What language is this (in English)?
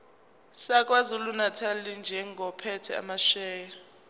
Zulu